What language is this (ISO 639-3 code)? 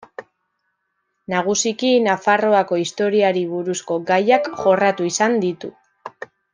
eus